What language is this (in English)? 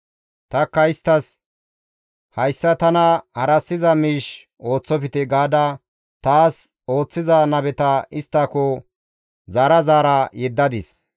Gamo